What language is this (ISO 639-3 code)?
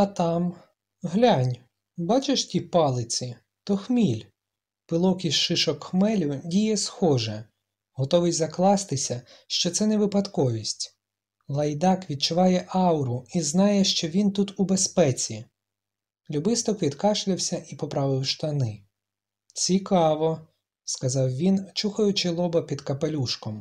ukr